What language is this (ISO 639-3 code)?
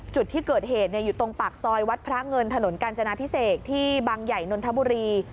tha